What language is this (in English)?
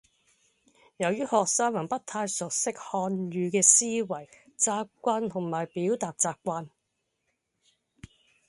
Cantonese